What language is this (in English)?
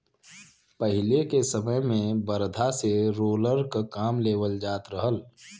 Bhojpuri